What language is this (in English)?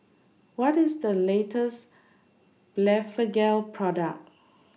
English